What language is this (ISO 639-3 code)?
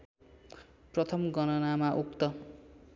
nep